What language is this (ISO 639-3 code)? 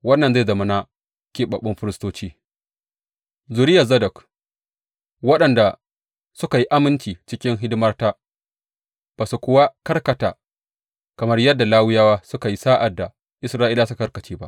hau